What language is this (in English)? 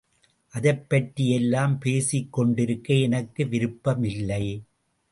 Tamil